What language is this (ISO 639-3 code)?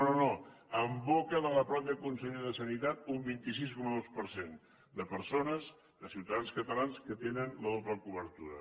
cat